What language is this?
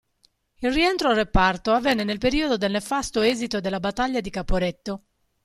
Italian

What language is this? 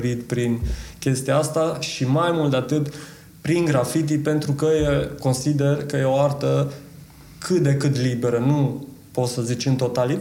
Romanian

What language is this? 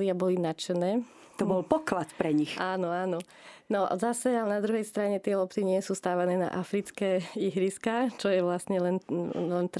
Slovak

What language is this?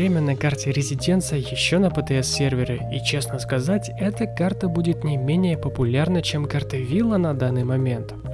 Russian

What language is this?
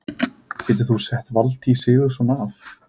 Icelandic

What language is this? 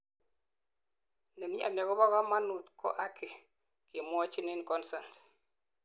Kalenjin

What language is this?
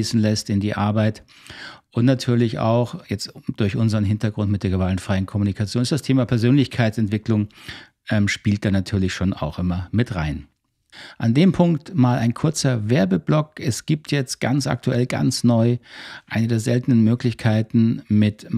German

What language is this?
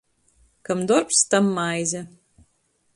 Latgalian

